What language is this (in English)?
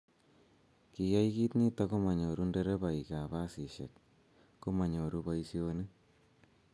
Kalenjin